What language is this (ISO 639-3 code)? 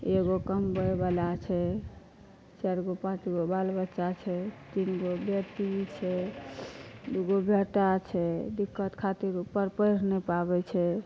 mai